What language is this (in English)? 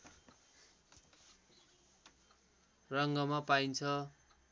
Nepali